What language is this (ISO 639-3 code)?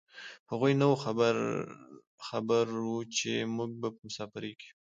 pus